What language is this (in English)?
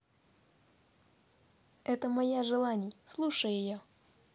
Russian